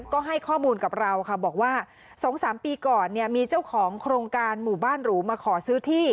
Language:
Thai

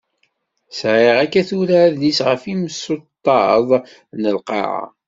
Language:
Kabyle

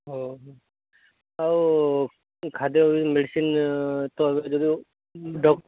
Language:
Odia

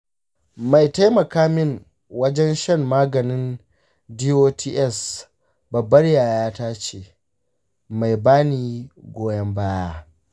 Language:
Hausa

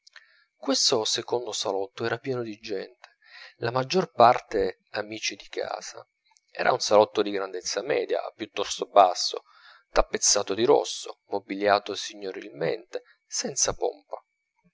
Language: Italian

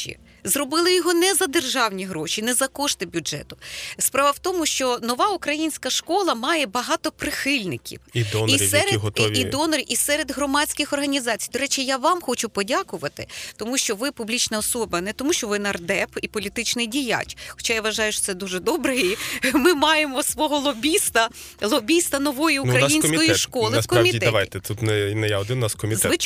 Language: Ukrainian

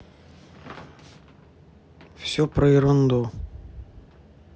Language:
Russian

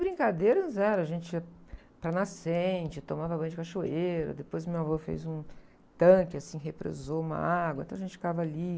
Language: Portuguese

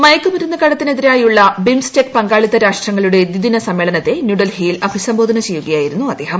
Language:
Malayalam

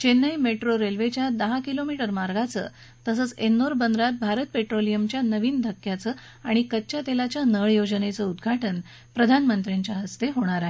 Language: Marathi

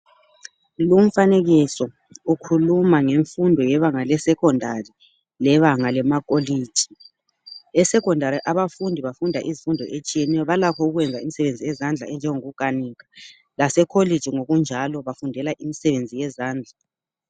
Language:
North Ndebele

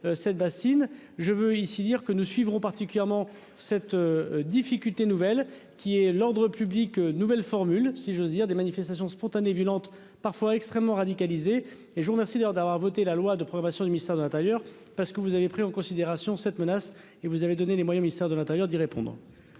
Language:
French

